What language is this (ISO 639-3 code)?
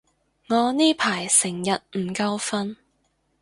yue